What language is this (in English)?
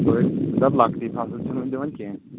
Kashmiri